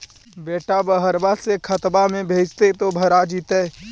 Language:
Magahi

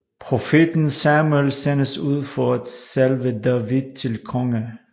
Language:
Danish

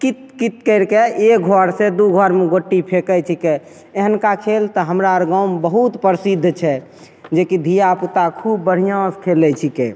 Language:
Maithili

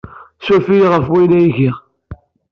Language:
Kabyle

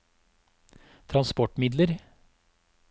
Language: Norwegian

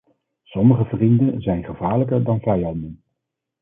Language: Dutch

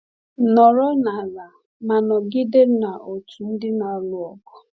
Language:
Igbo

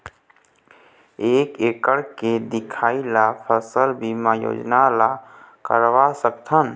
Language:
Chhattisgarhi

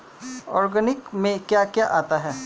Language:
Hindi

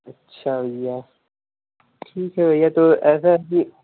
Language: Hindi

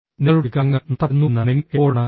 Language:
Malayalam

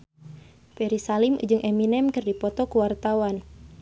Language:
Sundanese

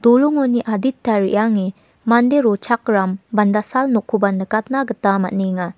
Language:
Garo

